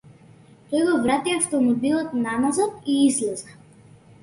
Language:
Macedonian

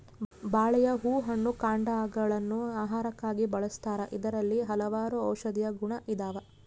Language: Kannada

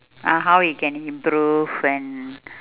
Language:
English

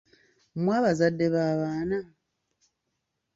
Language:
Ganda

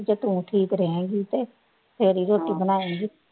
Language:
Punjabi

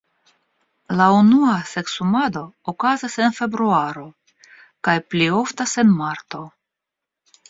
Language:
Esperanto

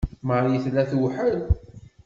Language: Kabyle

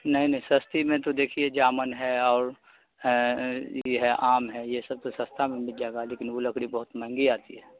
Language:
Urdu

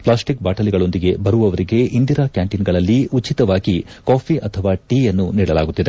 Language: Kannada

